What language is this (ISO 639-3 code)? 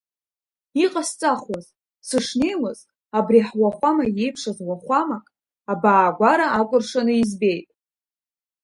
abk